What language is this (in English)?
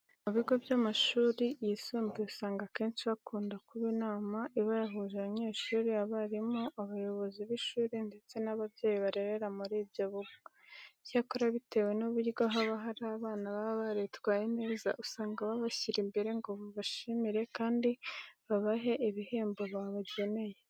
Kinyarwanda